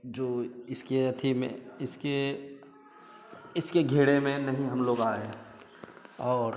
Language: Hindi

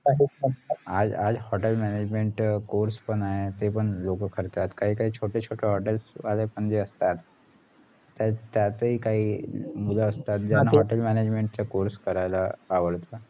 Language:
Marathi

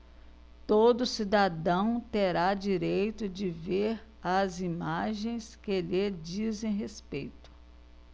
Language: Portuguese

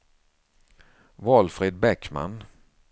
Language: Swedish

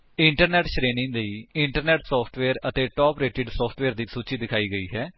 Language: Punjabi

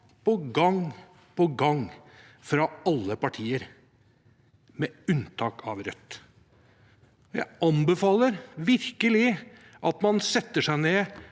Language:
Norwegian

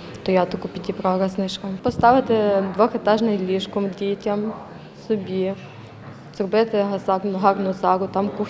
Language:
Ukrainian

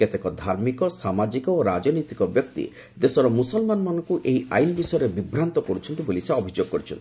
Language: Odia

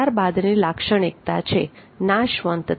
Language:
Gujarati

